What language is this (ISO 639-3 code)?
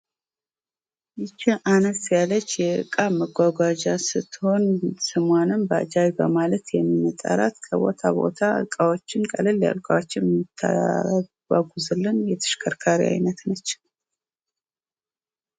amh